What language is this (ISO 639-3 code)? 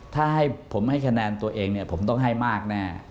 tha